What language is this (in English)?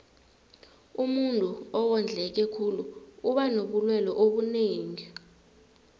South Ndebele